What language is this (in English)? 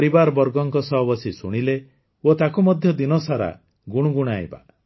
Odia